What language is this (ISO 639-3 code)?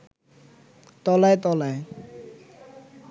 ben